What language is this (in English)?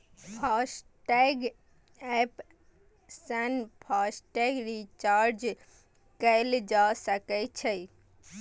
Maithili